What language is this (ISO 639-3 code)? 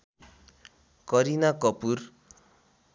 nep